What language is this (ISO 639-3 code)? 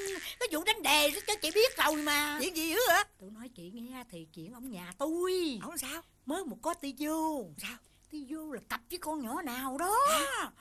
vie